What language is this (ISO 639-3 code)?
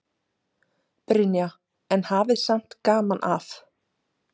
isl